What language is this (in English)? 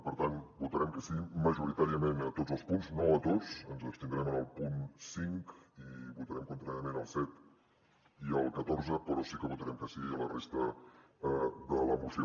Catalan